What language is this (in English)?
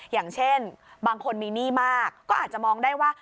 Thai